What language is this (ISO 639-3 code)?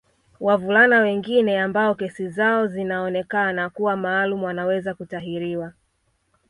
swa